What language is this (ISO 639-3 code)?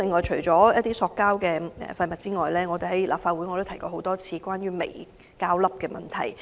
yue